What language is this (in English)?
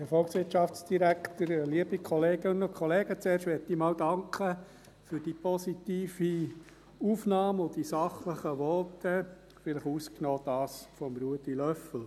Swiss German